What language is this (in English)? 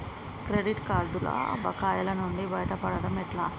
Telugu